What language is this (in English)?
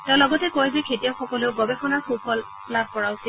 Assamese